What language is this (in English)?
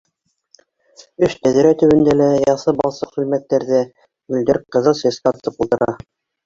Bashkir